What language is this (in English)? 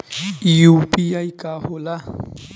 Bhojpuri